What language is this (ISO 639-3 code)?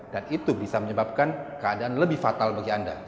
ind